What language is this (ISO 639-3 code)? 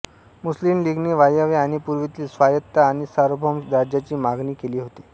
mar